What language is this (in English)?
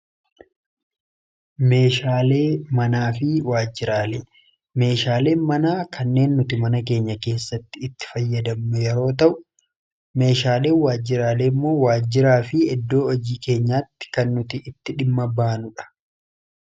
Oromo